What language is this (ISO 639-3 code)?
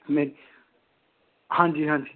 doi